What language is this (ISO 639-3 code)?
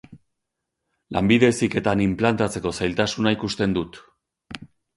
eus